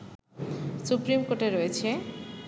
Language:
Bangla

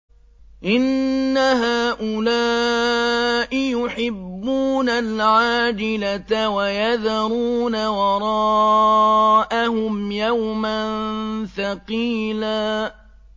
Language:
Arabic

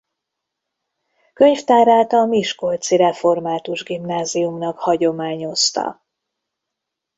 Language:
Hungarian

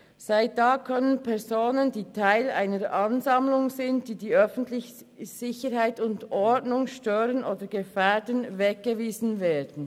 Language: Swiss German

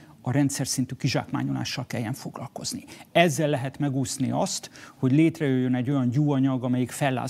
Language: Hungarian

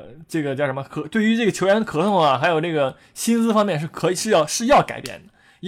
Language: Chinese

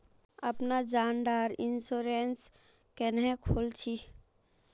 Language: Magahi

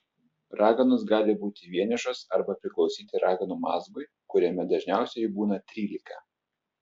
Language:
Lithuanian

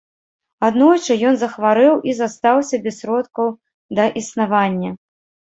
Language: Belarusian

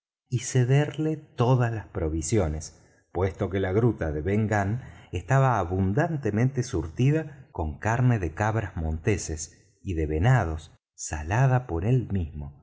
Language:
Spanish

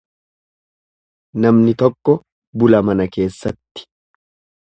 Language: Oromo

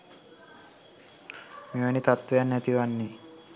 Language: Sinhala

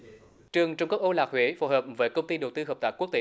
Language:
Vietnamese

